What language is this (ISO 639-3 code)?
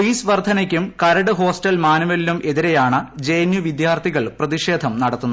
mal